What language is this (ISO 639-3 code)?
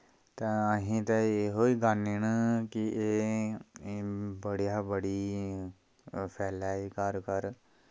doi